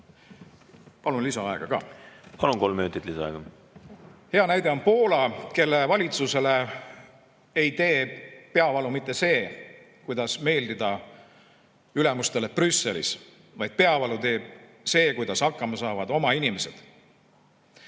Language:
Estonian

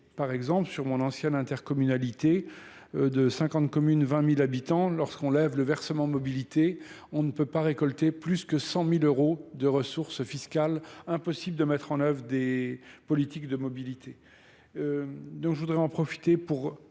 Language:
French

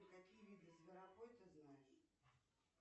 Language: Russian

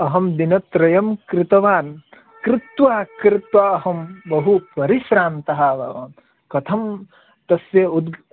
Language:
Sanskrit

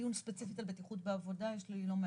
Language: Hebrew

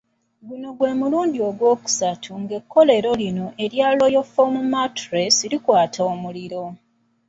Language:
Ganda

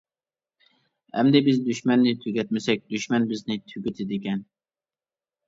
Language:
Uyghur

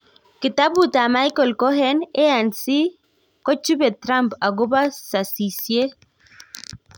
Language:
Kalenjin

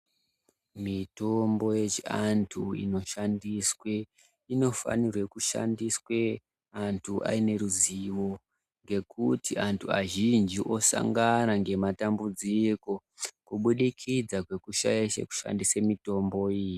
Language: Ndau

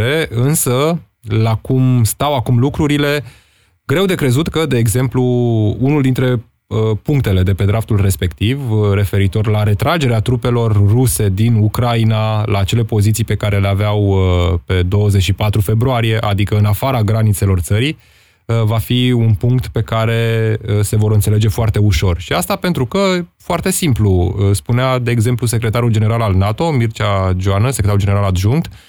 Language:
Romanian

